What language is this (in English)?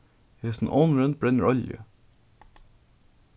Faroese